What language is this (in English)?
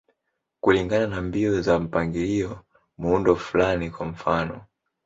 Swahili